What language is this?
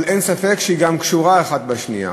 Hebrew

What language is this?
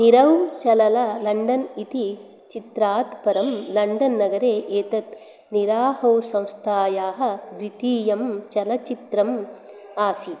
Sanskrit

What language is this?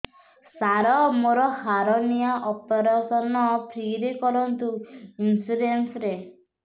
Odia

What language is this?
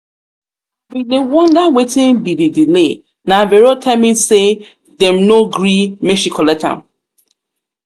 Nigerian Pidgin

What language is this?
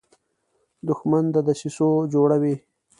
Pashto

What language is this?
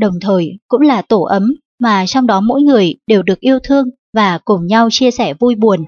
Vietnamese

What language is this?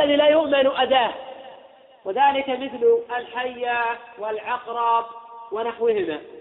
Arabic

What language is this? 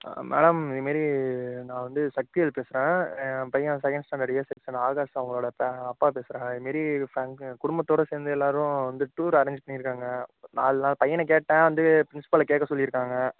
Tamil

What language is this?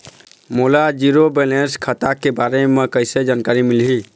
Chhattisgarhi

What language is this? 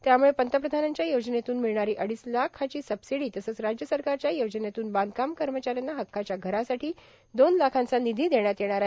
Marathi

